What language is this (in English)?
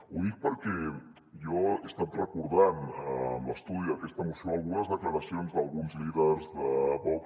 Catalan